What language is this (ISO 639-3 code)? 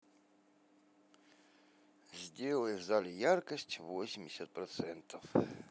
rus